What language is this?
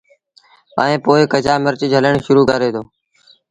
Sindhi Bhil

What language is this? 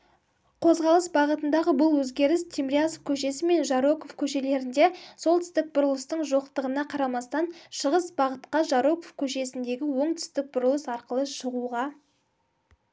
Kazakh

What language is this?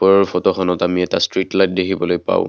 Assamese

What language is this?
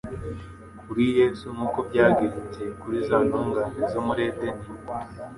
Kinyarwanda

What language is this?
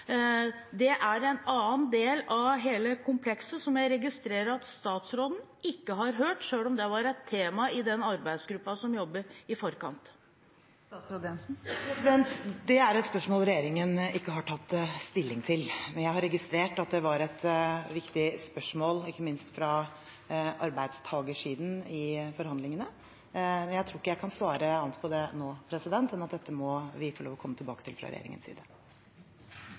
Norwegian Bokmål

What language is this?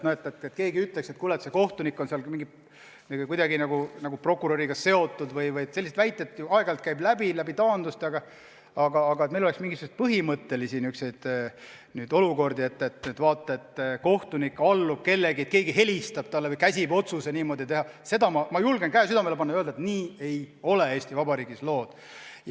Estonian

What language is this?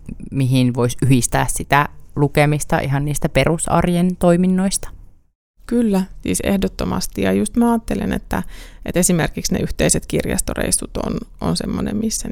Finnish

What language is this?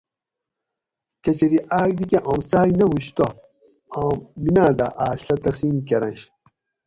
Gawri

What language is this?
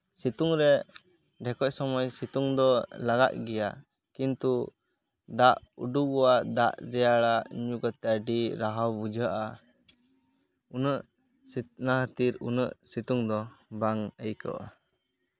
Santali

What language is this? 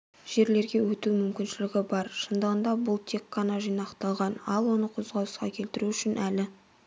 Kazakh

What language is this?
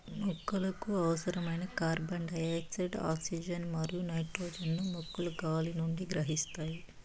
Telugu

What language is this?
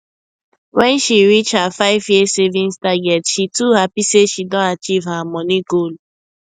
Nigerian Pidgin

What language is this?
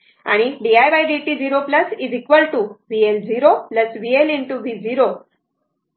Marathi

